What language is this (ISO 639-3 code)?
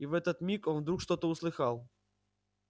rus